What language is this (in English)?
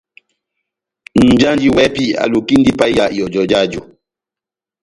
Batanga